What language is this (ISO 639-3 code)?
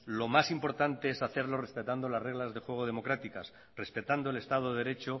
spa